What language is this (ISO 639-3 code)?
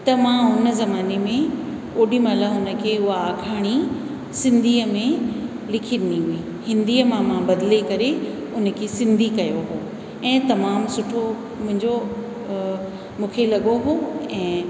snd